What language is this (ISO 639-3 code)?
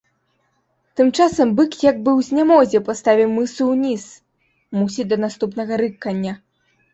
bel